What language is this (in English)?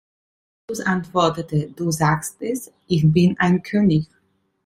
German